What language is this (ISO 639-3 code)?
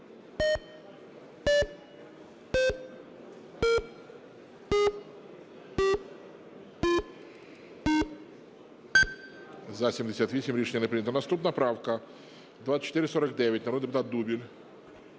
ukr